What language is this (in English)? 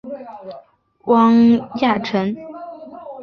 Chinese